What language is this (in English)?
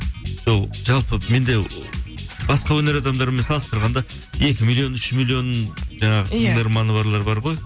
Kazakh